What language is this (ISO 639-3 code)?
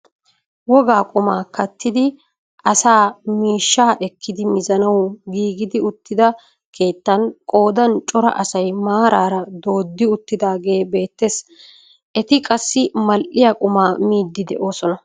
wal